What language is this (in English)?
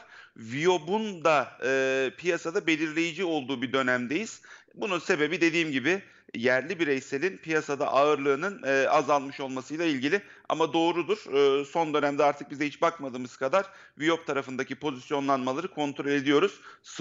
Turkish